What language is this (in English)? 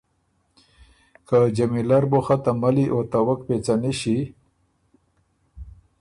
Ormuri